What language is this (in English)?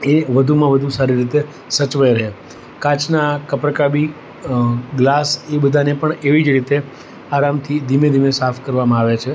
Gujarati